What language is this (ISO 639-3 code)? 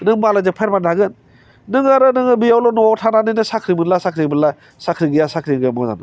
brx